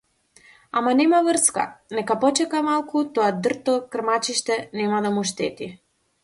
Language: Macedonian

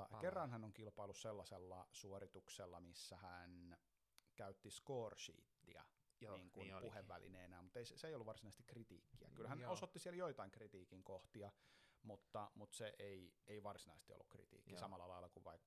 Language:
Finnish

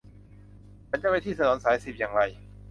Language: Thai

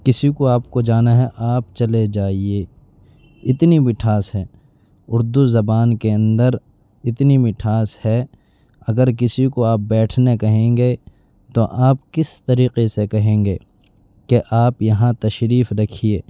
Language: Urdu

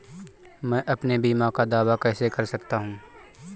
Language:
Hindi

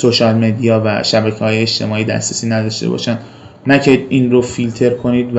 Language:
Persian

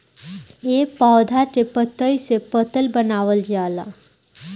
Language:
Bhojpuri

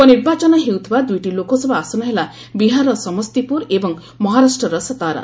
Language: Odia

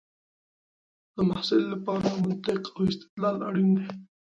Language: Pashto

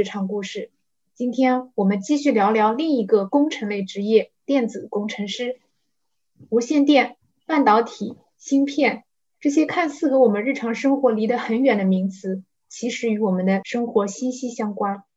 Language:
Chinese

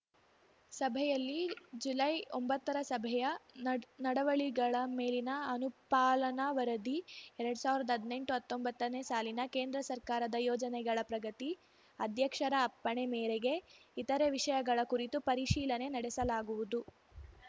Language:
Kannada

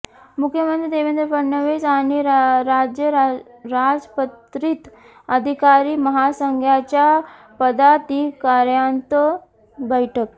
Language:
Marathi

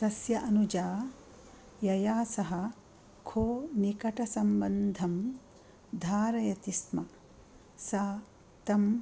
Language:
Sanskrit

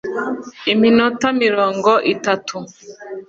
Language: Kinyarwanda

